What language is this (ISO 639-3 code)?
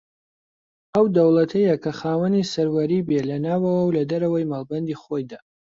ckb